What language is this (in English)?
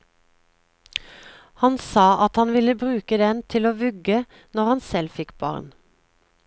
Norwegian